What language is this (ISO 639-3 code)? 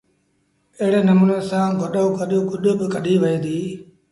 sbn